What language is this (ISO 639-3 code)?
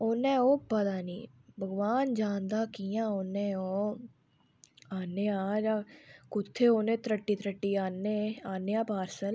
doi